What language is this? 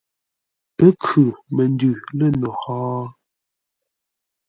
Ngombale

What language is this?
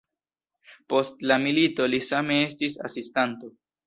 Esperanto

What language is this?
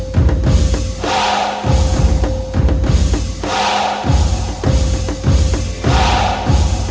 Thai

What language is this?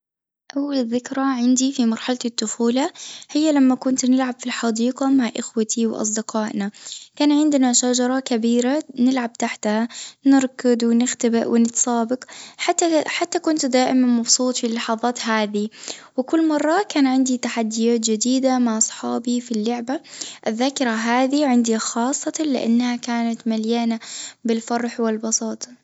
Tunisian Arabic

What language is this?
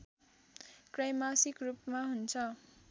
Nepali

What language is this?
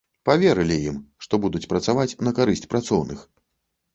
Belarusian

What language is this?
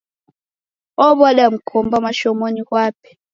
Taita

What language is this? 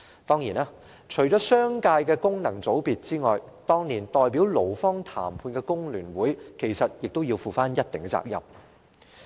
Cantonese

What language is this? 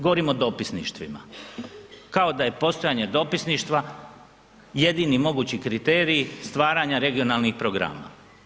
Croatian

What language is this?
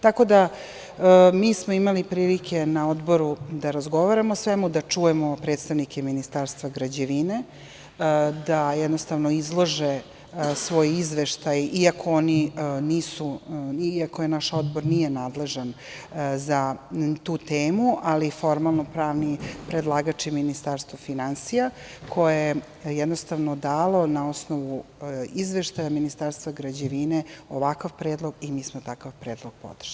Serbian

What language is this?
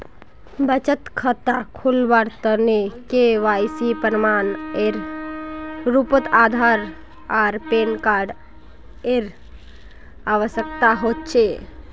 Magahi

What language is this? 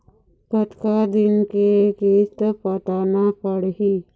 Chhattisgarhi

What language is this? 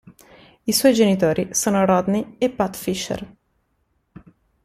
Italian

